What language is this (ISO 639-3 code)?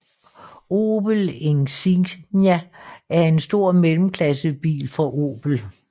dan